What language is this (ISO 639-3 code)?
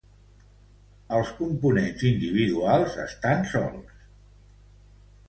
cat